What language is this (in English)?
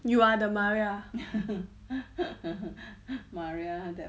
English